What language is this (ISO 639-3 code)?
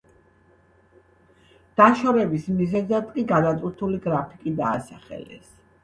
kat